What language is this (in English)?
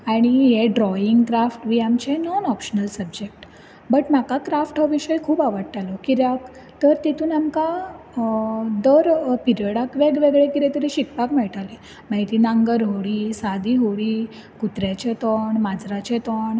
Konkani